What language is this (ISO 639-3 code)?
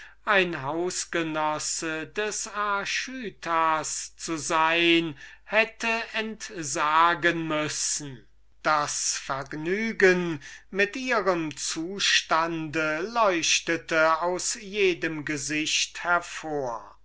deu